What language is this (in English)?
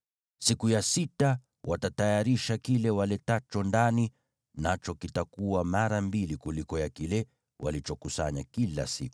Swahili